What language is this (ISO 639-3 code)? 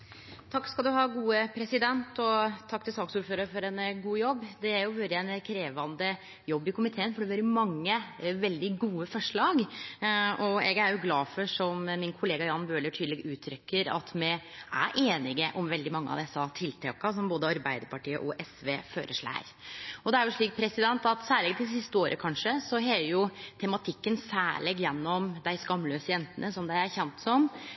nno